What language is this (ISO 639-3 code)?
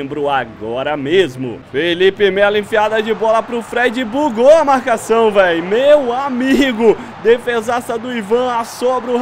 por